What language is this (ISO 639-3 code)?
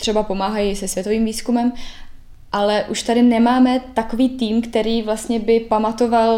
ces